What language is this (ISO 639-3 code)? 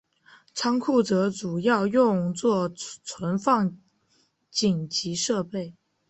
zho